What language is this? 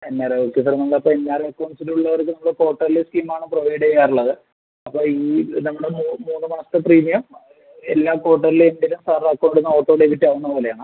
Malayalam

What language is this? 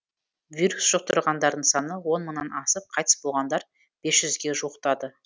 Kazakh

